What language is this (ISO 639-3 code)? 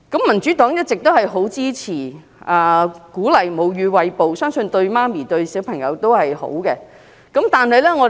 yue